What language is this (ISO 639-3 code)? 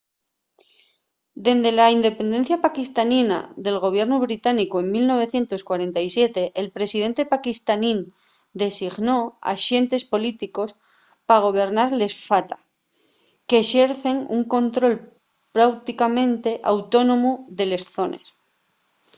ast